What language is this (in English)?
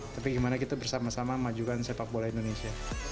Indonesian